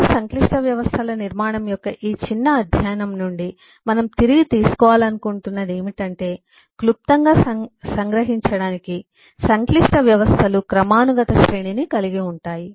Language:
Telugu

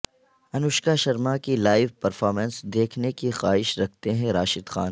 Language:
Urdu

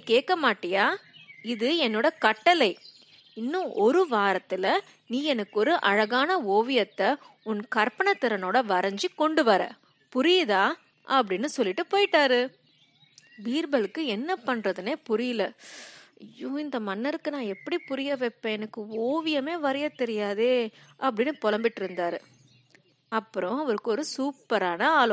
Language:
Tamil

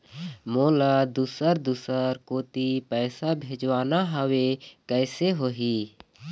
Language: Chhattisgarhi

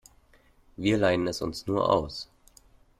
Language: German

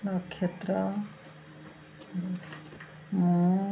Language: Odia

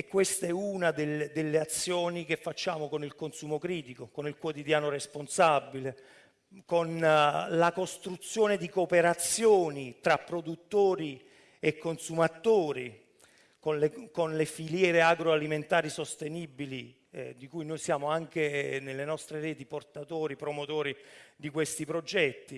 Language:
Italian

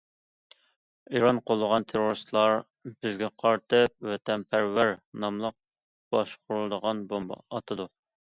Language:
Uyghur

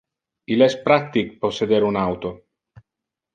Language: Interlingua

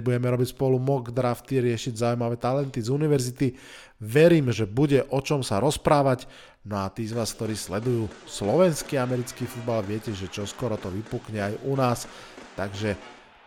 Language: Slovak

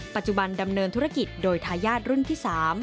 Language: Thai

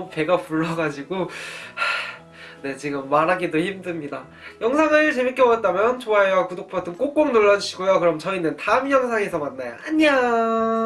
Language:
Korean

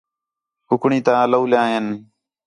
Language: Khetrani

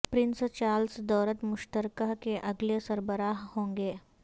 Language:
Urdu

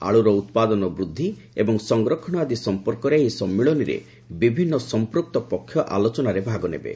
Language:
Odia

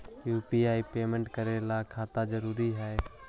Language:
Magahi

